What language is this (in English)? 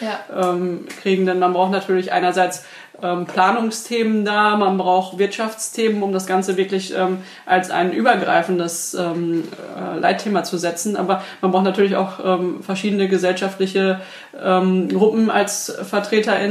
German